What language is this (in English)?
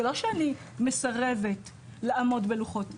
Hebrew